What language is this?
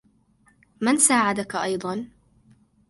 Arabic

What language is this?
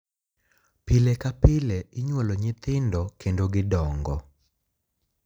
Luo (Kenya and Tanzania)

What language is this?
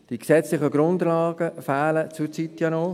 Swiss German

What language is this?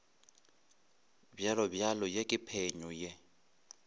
Northern Sotho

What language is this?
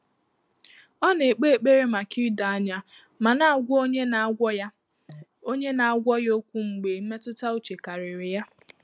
Igbo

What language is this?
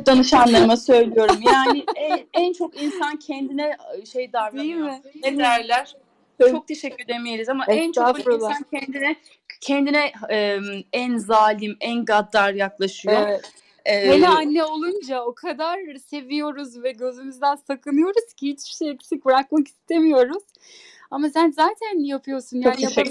Turkish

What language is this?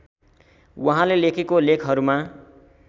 Nepali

